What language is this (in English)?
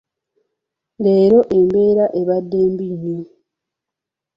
Ganda